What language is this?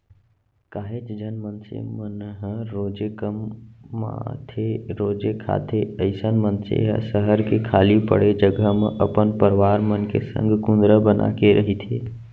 Chhattisgarhi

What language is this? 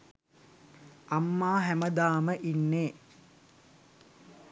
Sinhala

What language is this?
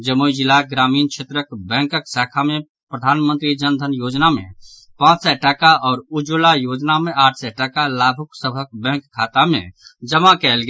Maithili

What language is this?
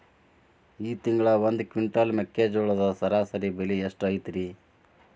Kannada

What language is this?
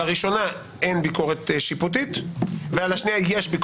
Hebrew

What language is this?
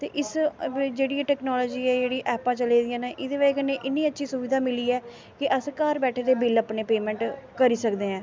Dogri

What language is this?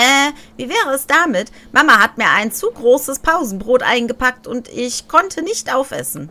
German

